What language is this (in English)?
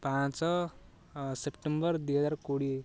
Odia